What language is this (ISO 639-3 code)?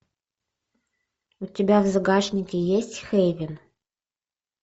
rus